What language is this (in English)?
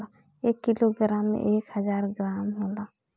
Bhojpuri